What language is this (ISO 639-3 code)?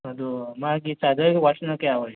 mni